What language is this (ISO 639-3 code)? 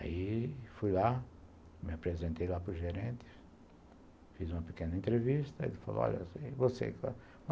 por